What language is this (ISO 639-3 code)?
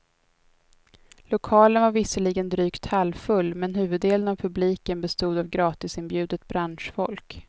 swe